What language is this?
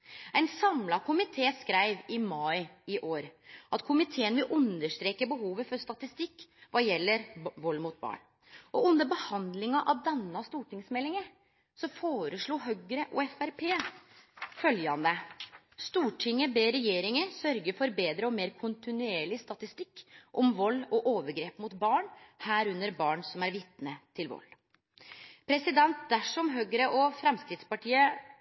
Norwegian Nynorsk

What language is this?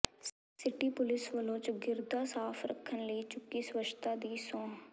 Punjabi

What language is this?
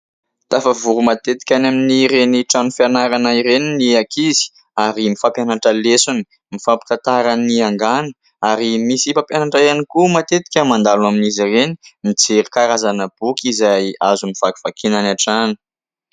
Malagasy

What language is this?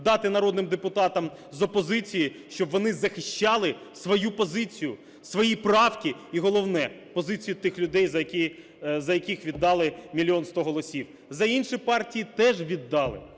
Ukrainian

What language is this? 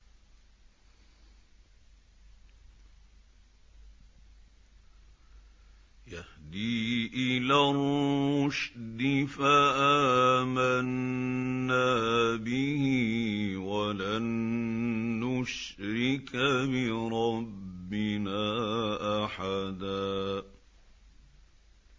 Arabic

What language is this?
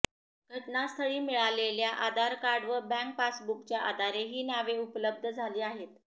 Marathi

